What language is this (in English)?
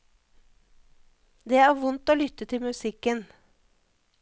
Norwegian